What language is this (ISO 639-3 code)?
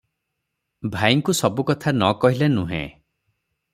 ori